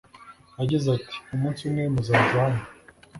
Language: Kinyarwanda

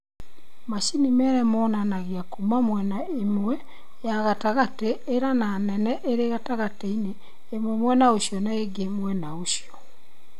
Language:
Kikuyu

